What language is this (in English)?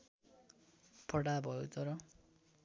Nepali